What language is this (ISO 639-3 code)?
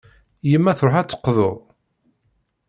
kab